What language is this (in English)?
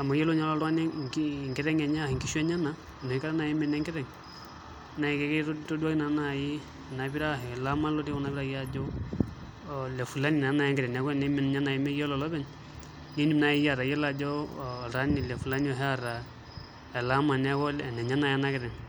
Masai